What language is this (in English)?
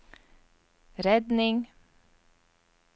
Norwegian